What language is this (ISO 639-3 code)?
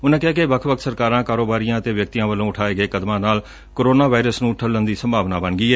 pan